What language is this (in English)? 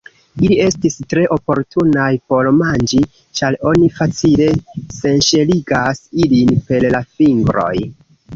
Esperanto